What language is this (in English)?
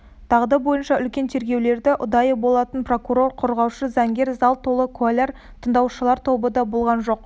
Kazakh